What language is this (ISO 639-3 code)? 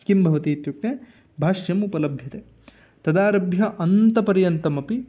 san